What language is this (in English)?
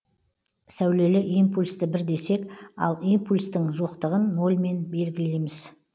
Kazakh